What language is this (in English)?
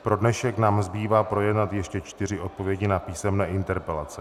Czech